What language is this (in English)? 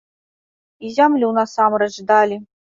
Belarusian